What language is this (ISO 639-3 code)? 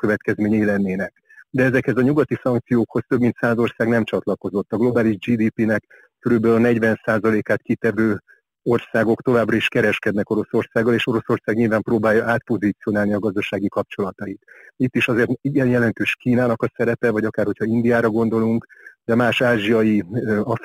hun